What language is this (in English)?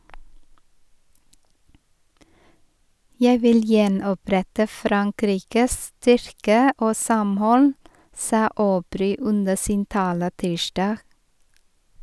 Norwegian